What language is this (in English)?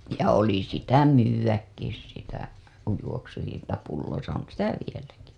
Finnish